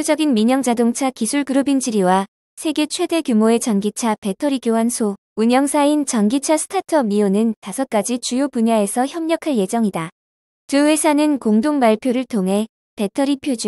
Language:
Korean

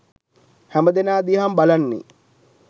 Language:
Sinhala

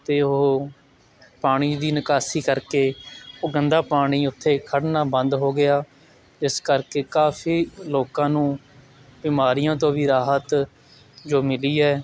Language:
Punjabi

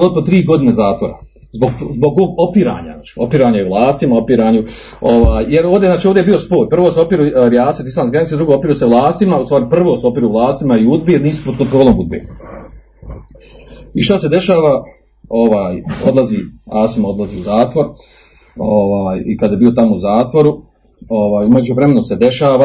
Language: Croatian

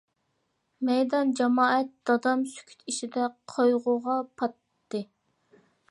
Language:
Uyghur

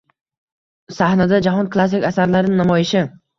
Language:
Uzbek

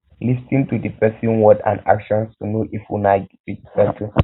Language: Nigerian Pidgin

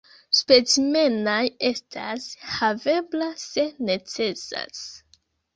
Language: Esperanto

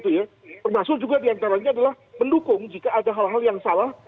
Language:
Indonesian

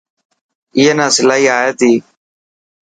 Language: Dhatki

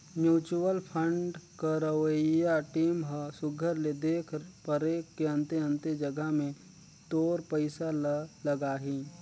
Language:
Chhattisgarhi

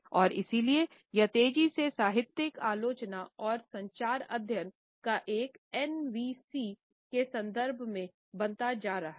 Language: Hindi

